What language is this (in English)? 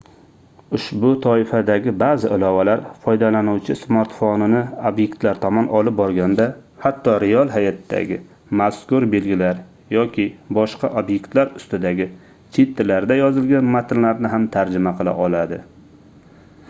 Uzbek